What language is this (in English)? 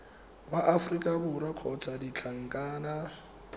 Tswana